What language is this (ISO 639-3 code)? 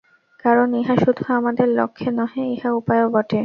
ben